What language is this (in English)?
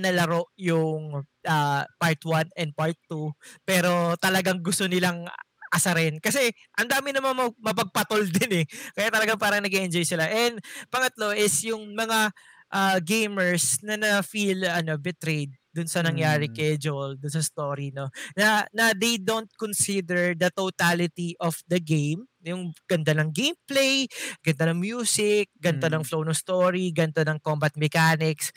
Filipino